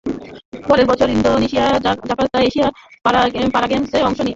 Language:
Bangla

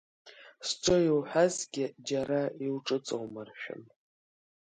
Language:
Abkhazian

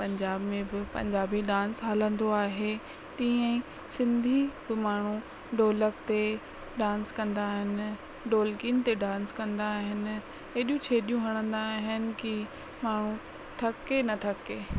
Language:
Sindhi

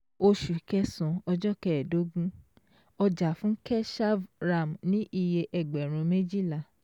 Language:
Yoruba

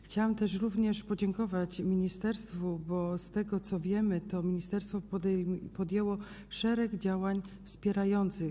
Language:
Polish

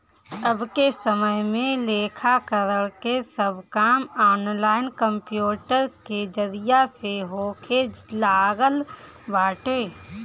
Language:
Bhojpuri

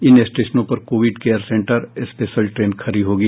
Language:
Hindi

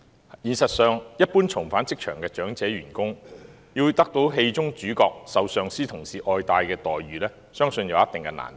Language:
Cantonese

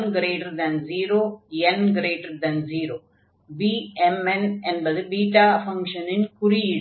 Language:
Tamil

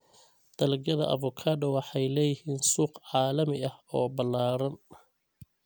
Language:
Somali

